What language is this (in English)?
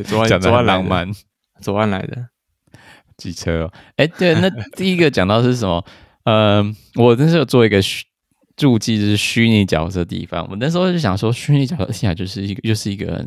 Chinese